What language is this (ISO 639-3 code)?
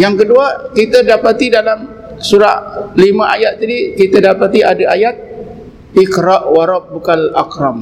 msa